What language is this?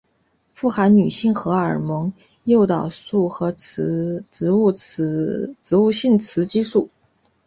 Chinese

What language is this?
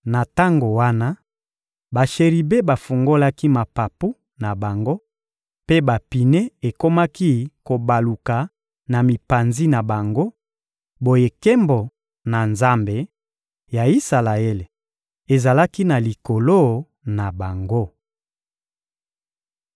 Lingala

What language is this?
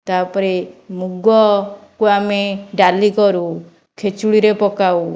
Odia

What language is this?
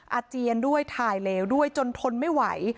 Thai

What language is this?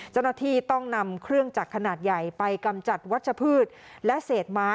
Thai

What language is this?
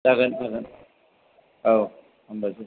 Bodo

